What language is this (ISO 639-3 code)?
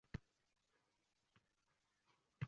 uzb